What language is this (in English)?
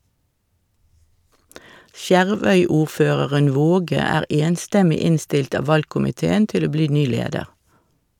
Norwegian